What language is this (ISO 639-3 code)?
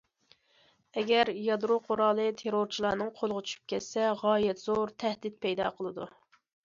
uig